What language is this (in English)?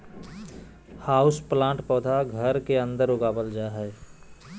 Magahi